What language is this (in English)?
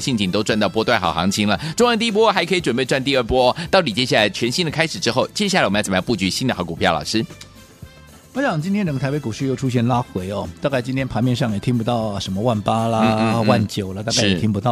Chinese